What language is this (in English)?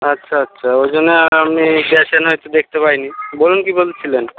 Bangla